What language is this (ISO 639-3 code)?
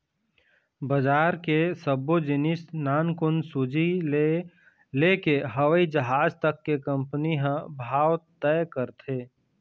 hne